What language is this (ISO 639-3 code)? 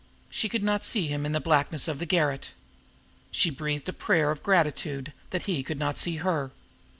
eng